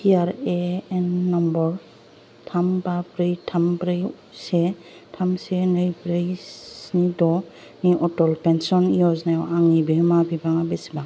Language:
Bodo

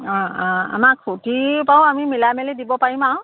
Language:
Assamese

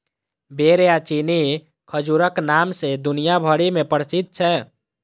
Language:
Maithili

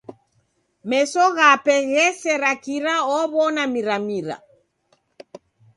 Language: Taita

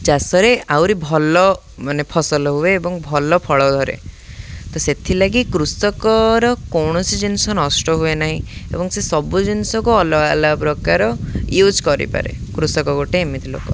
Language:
Odia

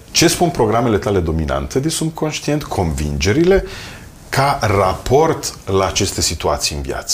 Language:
Romanian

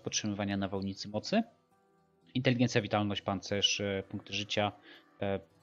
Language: Polish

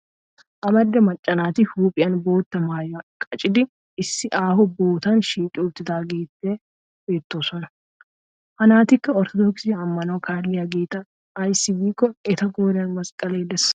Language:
Wolaytta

